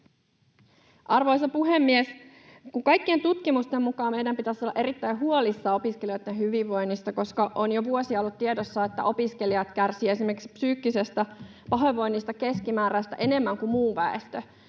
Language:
Finnish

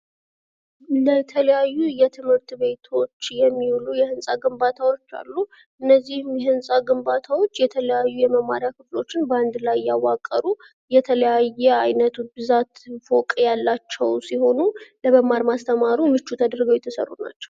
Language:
Amharic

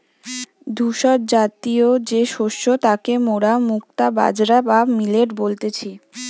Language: Bangla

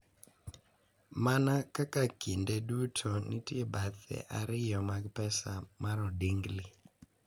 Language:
Luo (Kenya and Tanzania)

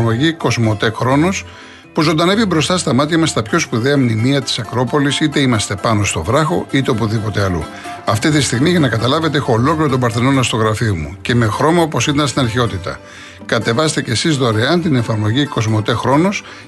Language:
Greek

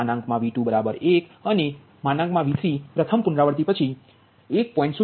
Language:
Gujarati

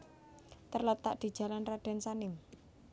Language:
Javanese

